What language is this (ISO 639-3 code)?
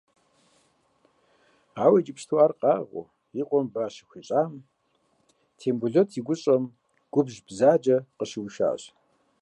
kbd